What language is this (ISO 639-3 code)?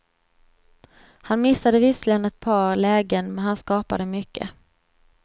swe